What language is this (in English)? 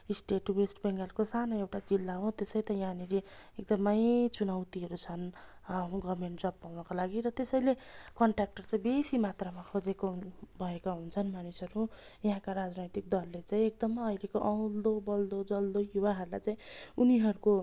Nepali